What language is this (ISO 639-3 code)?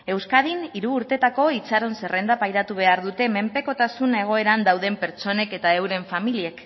eus